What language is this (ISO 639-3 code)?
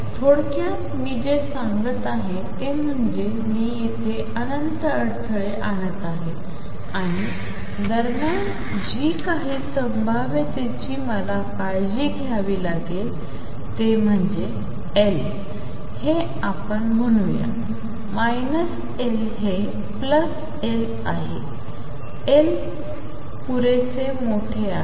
mar